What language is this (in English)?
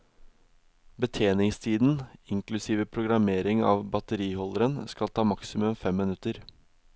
Norwegian